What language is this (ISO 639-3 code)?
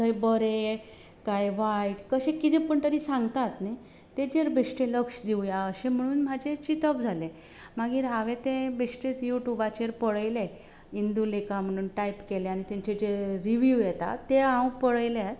kok